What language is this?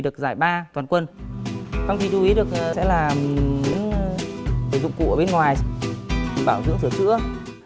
Vietnamese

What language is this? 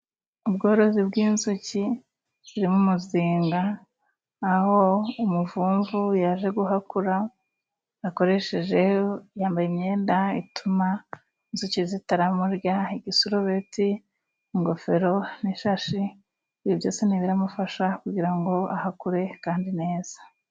Kinyarwanda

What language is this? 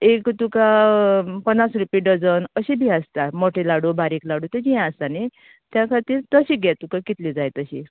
Konkani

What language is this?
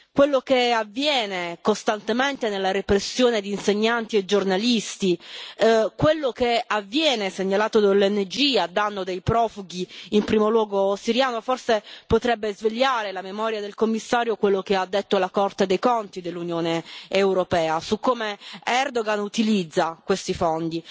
Italian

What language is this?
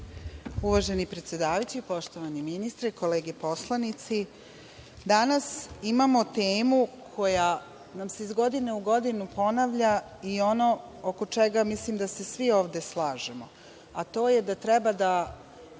Serbian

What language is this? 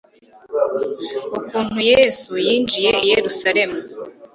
Kinyarwanda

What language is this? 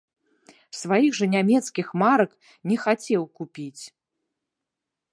Belarusian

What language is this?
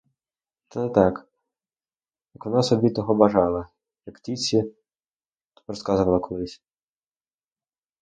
Ukrainian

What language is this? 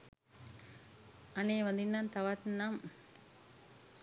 Sinhala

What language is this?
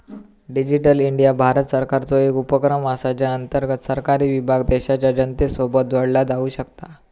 Marathi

